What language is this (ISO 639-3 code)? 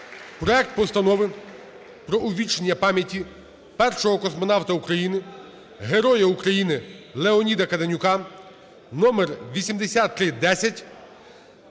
ukr